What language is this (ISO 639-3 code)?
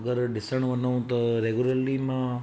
snd